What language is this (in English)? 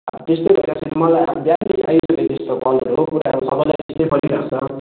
Nepali